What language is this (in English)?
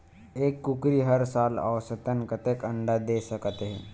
Chhattisgarhi